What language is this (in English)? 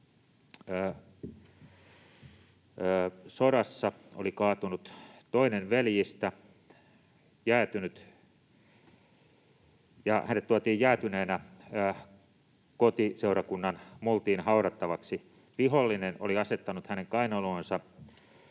Finnish